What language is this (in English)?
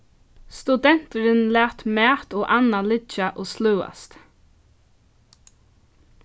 Faroese